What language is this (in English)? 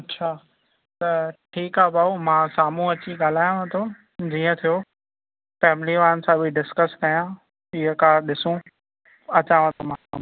Sindhi